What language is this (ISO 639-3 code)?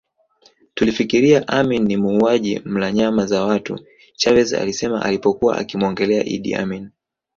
swa